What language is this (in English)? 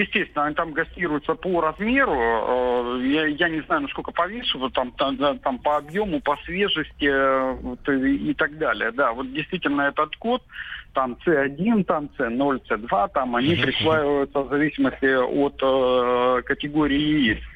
Russian